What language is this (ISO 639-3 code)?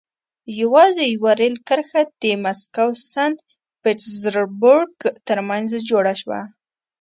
pus